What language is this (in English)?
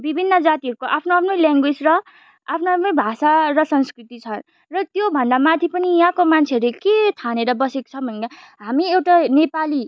Nepali